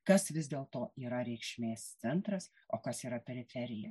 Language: Lithuanian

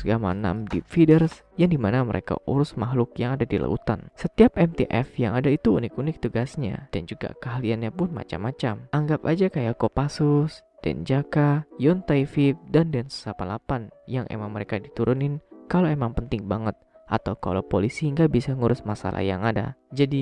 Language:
Indonesian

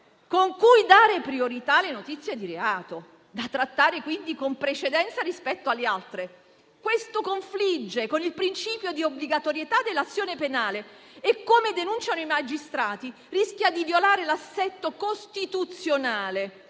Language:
Italian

